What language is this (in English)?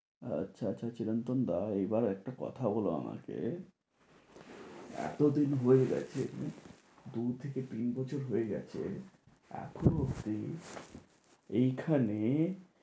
Bangla